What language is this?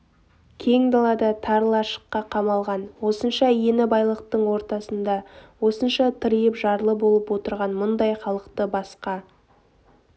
Kazakh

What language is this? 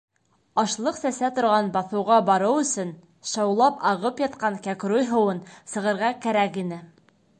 Bashkir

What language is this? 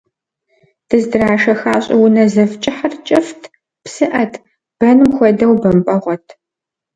Kabardian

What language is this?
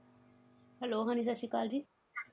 Punjabi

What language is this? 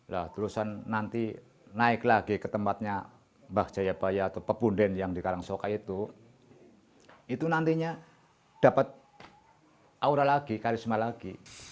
Indonesian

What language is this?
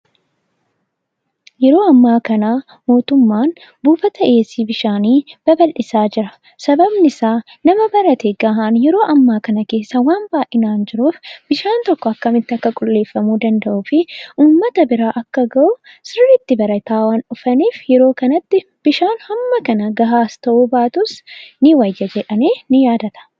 Oromo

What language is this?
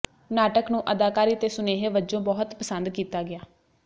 Punjabi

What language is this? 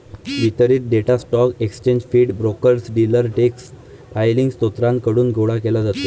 Marathi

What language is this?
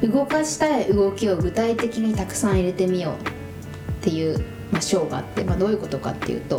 Japanese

